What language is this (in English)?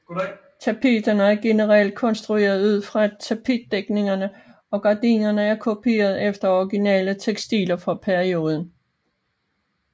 Danish